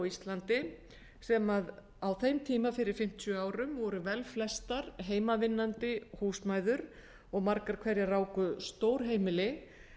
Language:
Icelandic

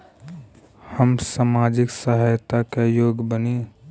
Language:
Bhojpuri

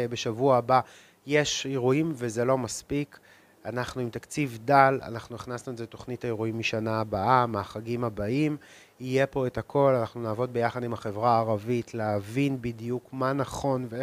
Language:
Hebrew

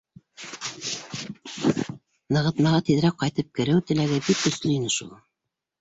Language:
Bashkir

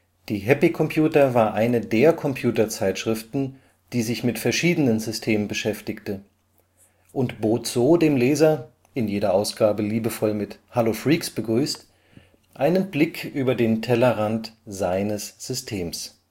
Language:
German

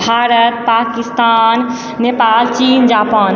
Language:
Maithili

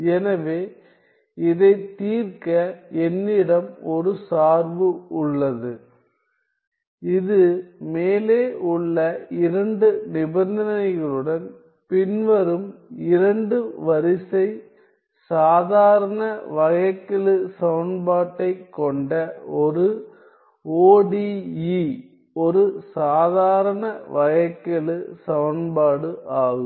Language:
Tamil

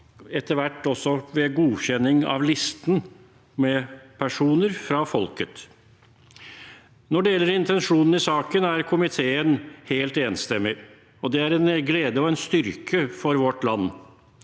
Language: Norwegian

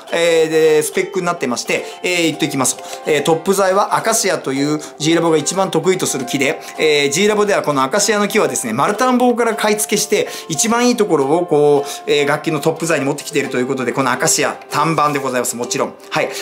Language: Japanese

